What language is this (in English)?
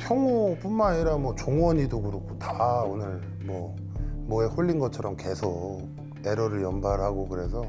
Korean